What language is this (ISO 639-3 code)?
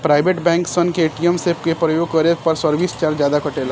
bho